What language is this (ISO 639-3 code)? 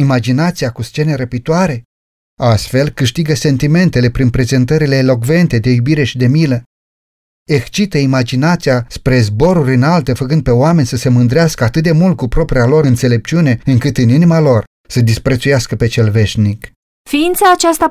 ron